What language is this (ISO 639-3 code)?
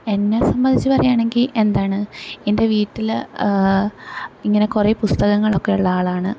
mal